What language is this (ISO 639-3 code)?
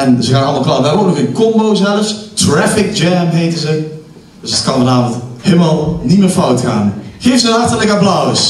nld